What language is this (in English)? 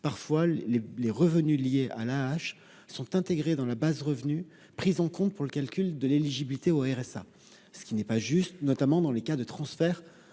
French